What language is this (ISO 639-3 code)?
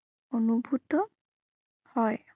asm